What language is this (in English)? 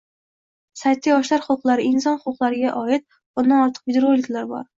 Uzbek